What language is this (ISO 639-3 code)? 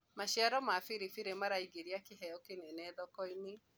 kik